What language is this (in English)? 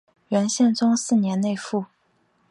Chinese